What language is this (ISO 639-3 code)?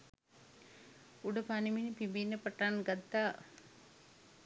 sin